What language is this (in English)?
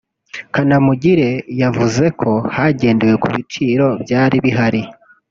Kinyarwanda